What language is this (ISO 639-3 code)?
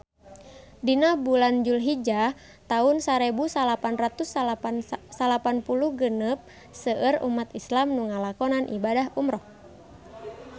sun